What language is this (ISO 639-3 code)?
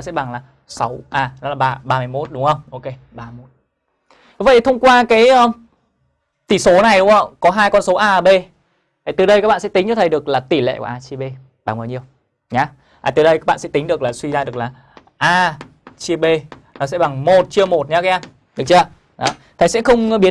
vie